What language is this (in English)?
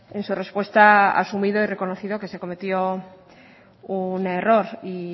Spanish